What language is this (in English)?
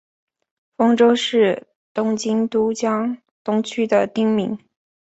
Chinese